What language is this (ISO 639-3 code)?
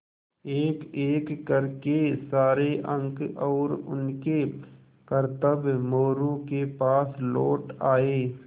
hin